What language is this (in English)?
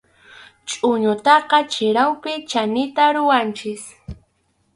Arequipa-La Unión Quechua